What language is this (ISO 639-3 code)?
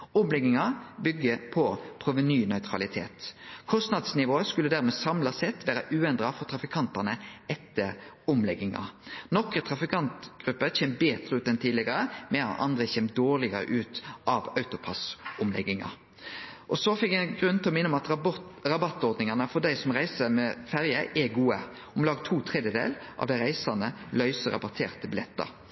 nno